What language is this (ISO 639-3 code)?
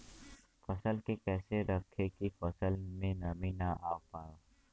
bho